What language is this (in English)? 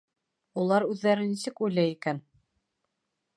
Bashkir